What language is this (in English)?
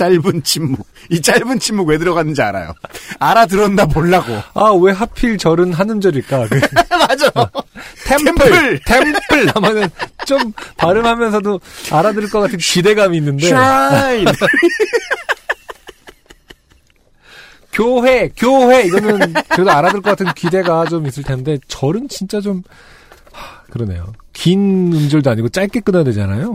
Korean